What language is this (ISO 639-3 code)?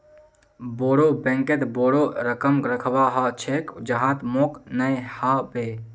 mag